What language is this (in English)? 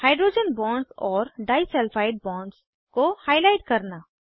Hindi